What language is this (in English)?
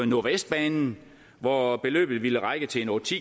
Danish